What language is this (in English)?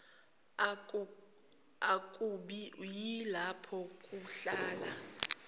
Zulu